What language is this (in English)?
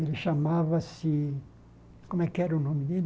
Portuguese